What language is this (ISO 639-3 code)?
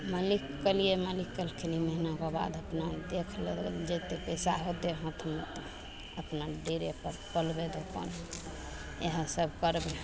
mai